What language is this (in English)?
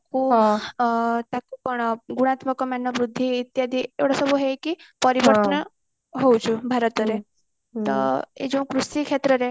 Odia